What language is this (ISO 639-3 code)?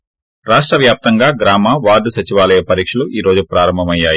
tel